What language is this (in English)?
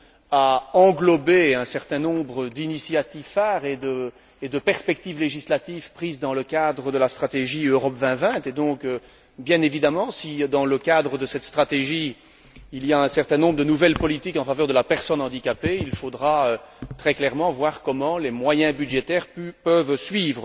French